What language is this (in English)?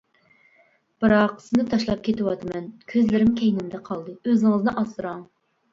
Uyghur